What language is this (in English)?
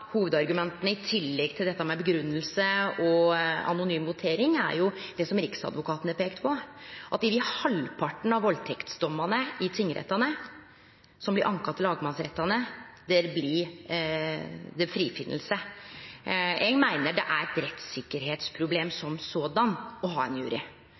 Norwegian Nynorsk